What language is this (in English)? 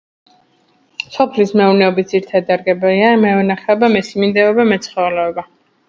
Georgian